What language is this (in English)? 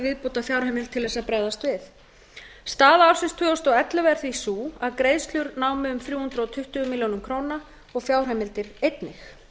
Icelandic